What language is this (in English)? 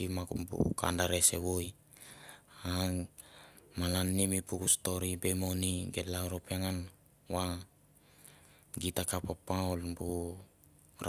Mandara